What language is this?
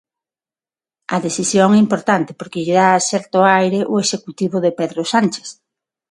Galician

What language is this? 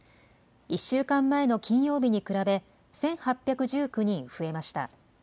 Japanese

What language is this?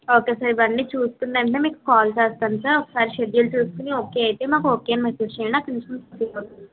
Telugu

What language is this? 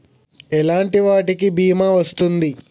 Telugu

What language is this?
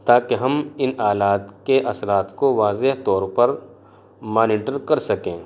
Urdu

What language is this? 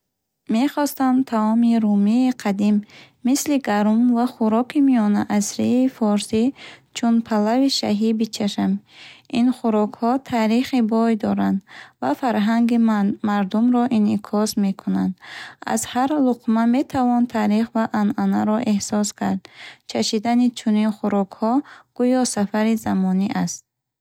Bukharic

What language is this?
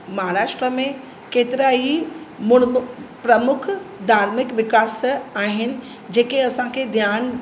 Sindhi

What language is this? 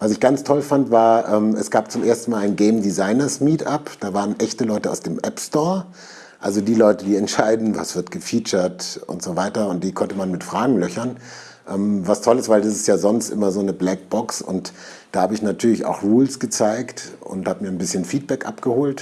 German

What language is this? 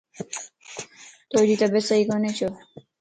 Lasi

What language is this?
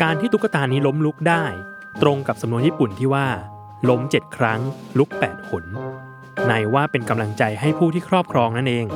Thai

